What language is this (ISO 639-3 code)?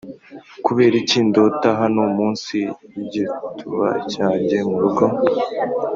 kin